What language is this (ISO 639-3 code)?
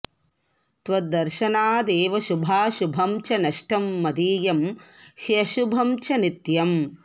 san